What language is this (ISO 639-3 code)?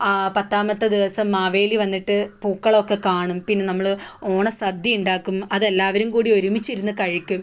mal